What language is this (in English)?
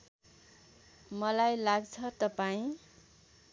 Nepali